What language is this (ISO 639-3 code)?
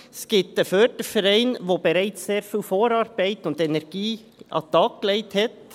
gsw